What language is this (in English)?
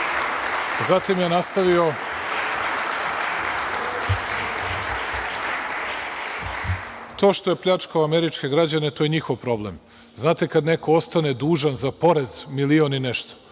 Serbian